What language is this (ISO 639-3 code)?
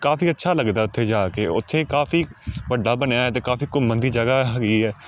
pan